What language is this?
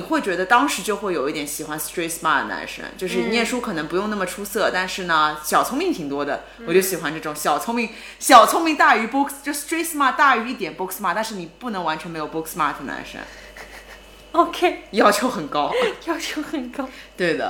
Chinese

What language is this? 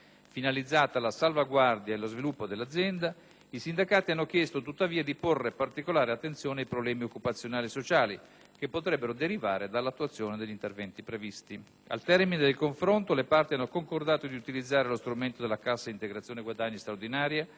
Italian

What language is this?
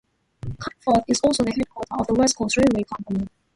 English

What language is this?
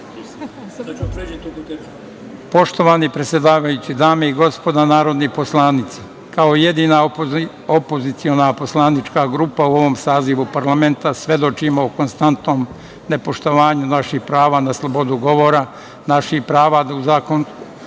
Serbian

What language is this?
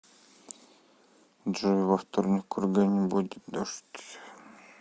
Russian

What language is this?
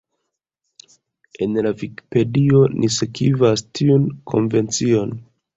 Esperanto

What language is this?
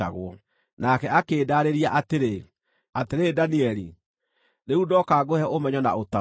Kikuyu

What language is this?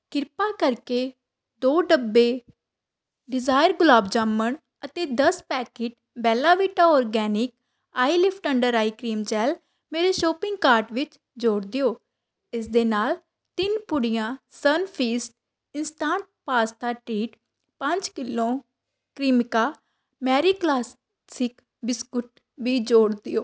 Punjabi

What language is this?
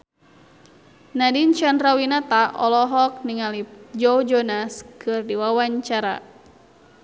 Sundanese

